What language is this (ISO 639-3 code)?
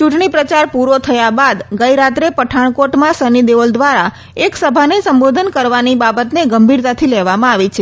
guj